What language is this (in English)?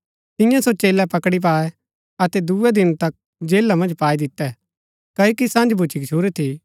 Gaddi